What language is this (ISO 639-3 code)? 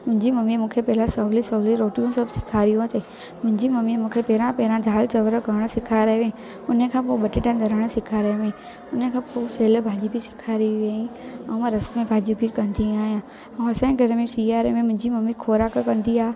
snd